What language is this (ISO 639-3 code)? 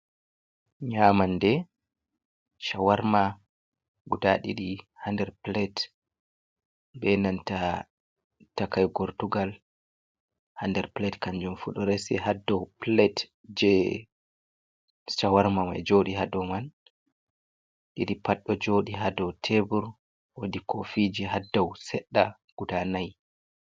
ful